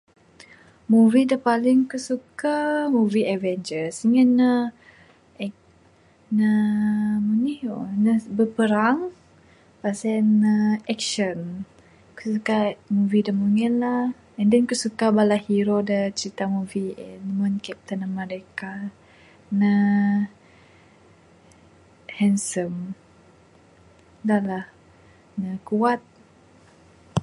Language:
Bukar-Sadung Bidayuh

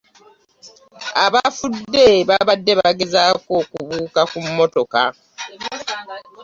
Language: Ganda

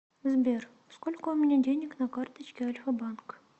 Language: Russian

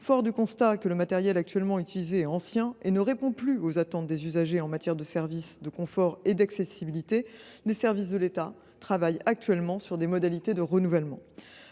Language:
French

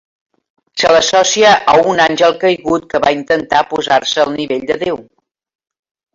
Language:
Catalan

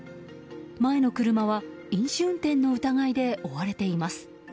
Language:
Japanese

